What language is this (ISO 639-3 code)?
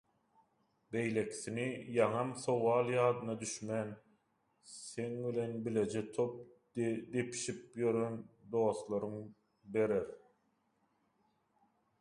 tuk